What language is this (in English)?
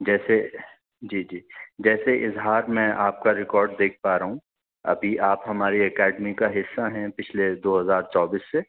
Urdu